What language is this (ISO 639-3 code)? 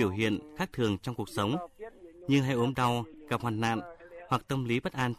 vie